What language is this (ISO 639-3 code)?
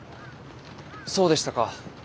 jpn